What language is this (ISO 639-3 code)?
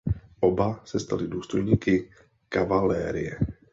ces